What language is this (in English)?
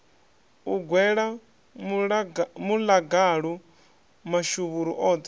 Venda